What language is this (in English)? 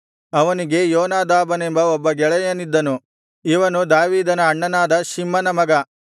Kannada